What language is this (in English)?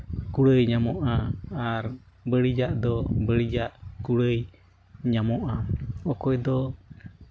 Santali